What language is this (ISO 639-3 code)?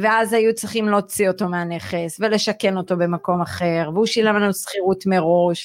heb